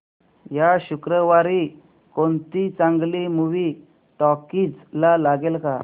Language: Marathi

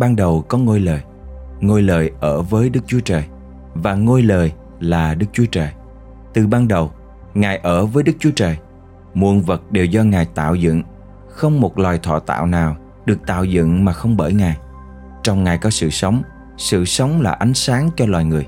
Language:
Vietnamese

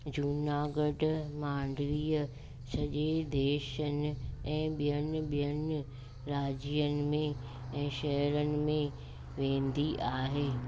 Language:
Sindhi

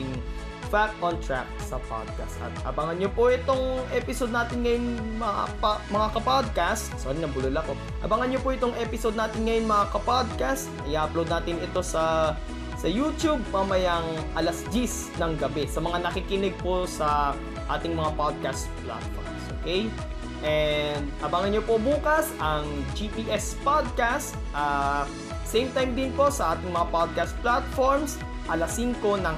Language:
Filipino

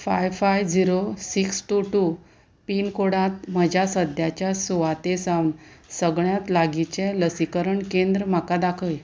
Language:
Konkani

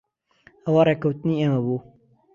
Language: Central Kurdish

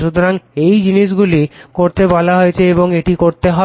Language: Bangla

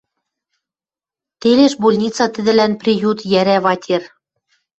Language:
Western Mari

